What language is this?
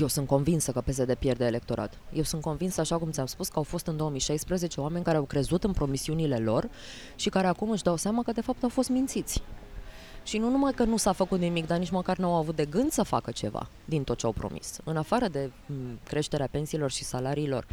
Romanian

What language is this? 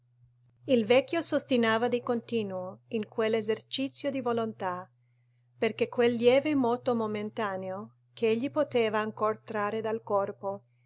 Italian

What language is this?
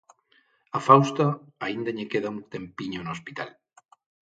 Galician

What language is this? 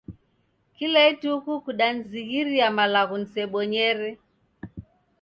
Taita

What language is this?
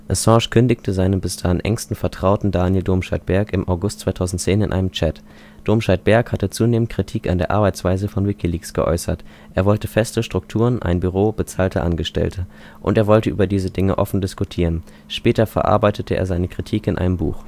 German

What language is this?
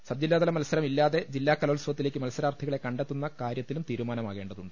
Malayalam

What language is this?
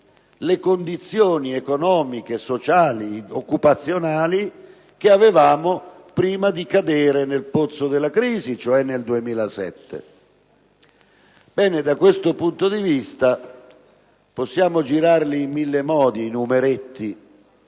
Italian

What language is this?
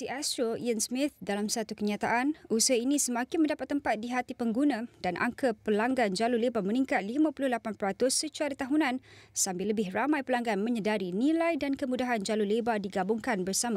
Malay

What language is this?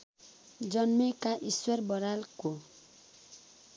Nepali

